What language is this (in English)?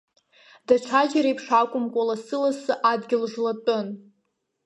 Abkhazian